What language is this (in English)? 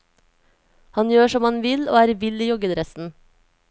Norwegian